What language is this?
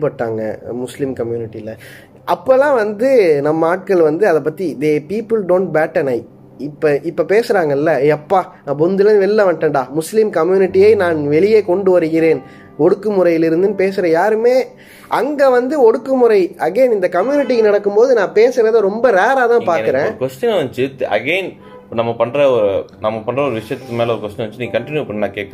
Tamil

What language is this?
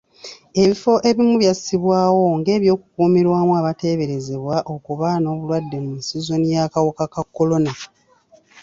Ganda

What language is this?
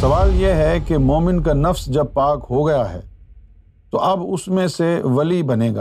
Urdu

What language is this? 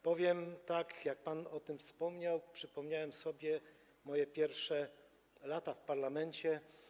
Polish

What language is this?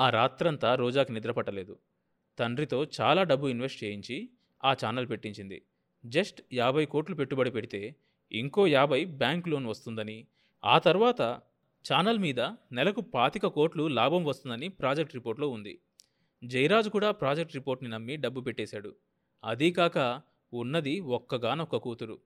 Telugu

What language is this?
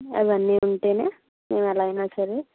Telugu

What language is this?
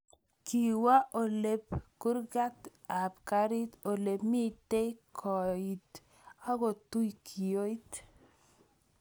Kalenjin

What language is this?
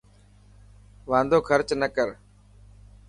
Dhatki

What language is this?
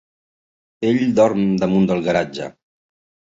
Catalan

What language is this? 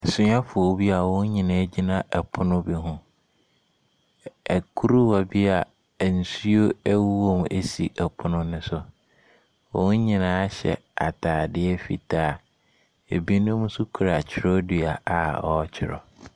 Akan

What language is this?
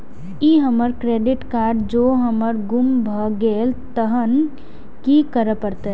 Maithili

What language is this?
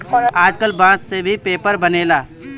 Bhojpuri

